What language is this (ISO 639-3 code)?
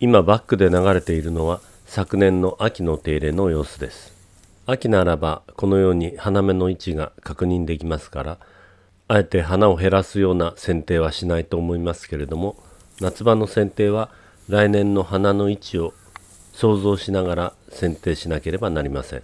jpn